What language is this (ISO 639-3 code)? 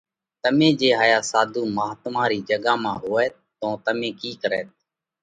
kvx